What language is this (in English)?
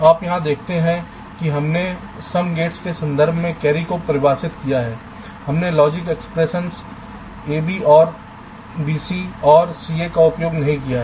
Hindi